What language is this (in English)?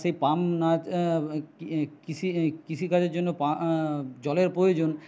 Bangla